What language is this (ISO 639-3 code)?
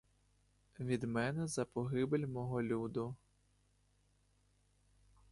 ukr